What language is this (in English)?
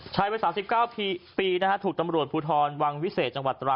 Thai